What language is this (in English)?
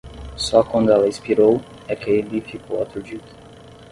Portuguese